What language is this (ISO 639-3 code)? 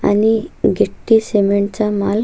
mar